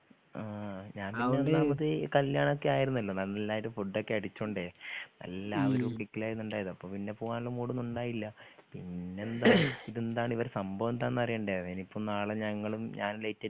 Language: Malayalam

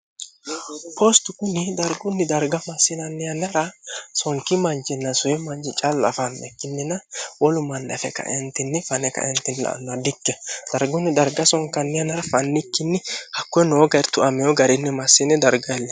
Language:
Sidamo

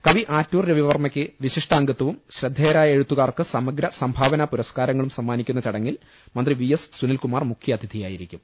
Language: Malayalam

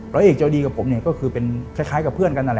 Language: Thai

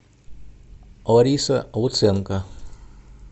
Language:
Russian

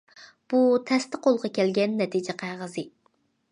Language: Uyghur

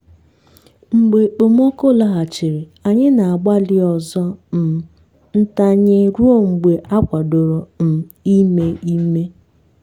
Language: Igbo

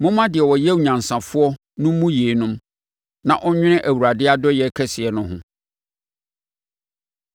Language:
Akan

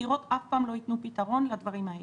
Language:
Hebrew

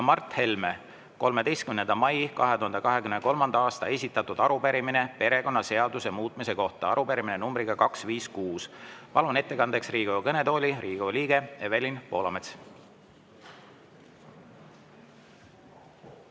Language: Estonian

